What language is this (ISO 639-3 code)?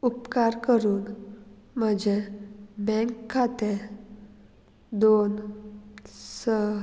kok